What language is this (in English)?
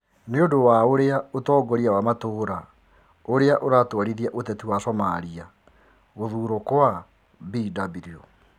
Kikuyu